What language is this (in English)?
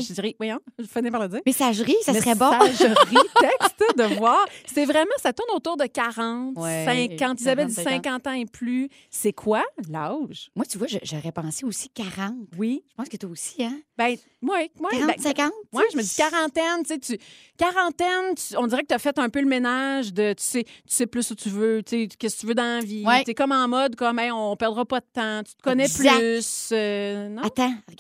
French